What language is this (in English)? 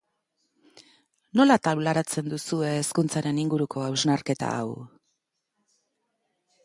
Basque